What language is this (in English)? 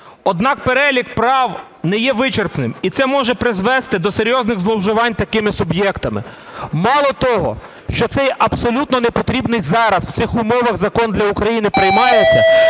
Ukrainian